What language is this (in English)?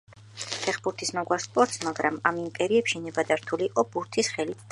Georgian